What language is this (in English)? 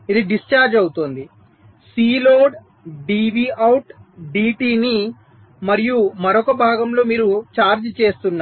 Telugu